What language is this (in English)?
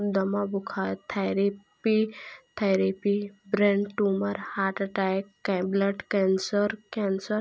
Hindi